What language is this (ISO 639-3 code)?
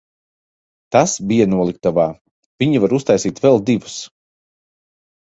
lav